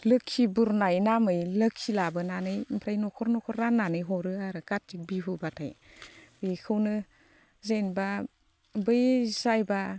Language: Bodo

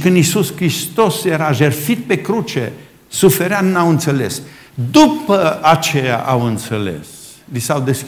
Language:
Romanian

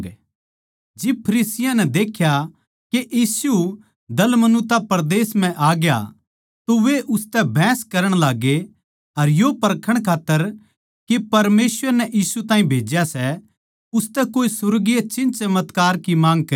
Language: Haryanvi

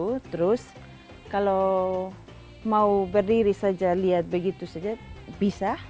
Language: Indonesian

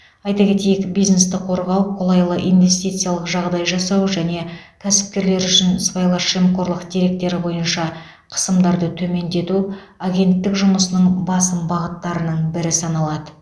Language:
Kazakh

